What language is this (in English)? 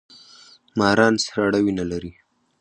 Pashto